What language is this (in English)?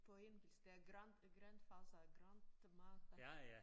Danish